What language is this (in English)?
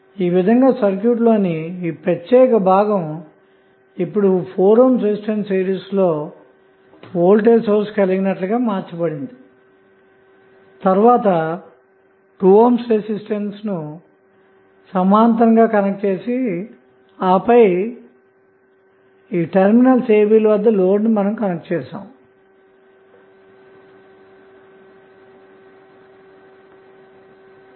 Telugu